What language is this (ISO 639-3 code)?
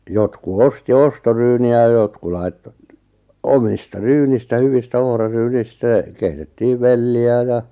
fin